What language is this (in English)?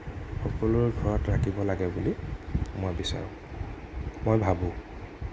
Assamese